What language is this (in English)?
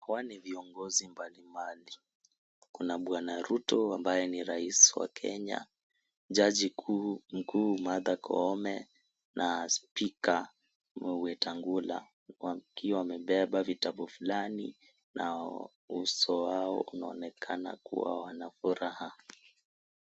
Swahili